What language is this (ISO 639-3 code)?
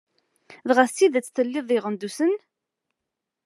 kab